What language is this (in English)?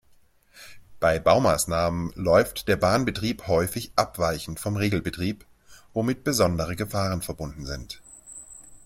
German